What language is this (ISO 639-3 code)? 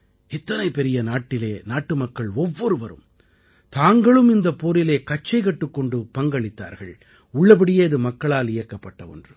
tam